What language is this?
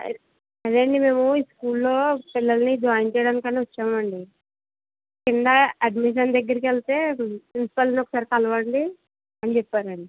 Telugu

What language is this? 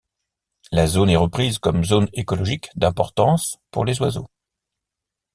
French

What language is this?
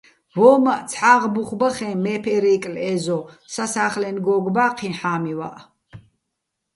Bats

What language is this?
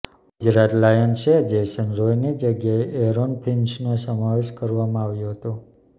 Gujarati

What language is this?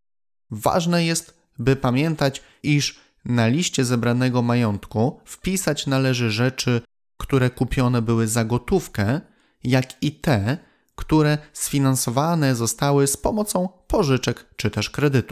Polish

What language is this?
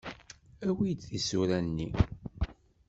Kabyle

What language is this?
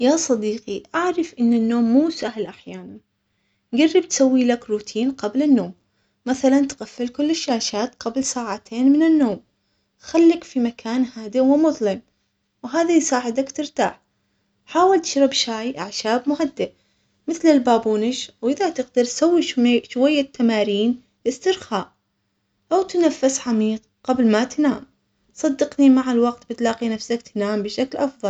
Omani Arabic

